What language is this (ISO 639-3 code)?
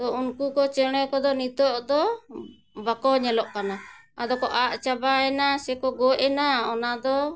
sat